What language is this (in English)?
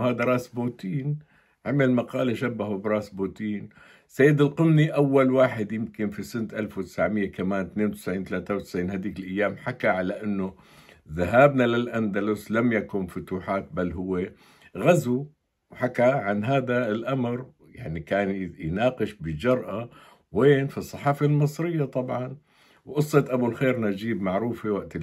Arabic